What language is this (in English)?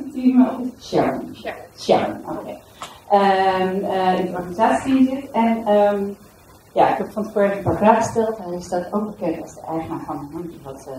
Dutch